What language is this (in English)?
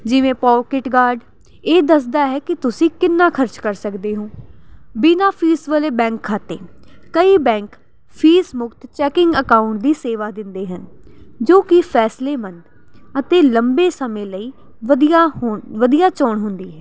Punjabi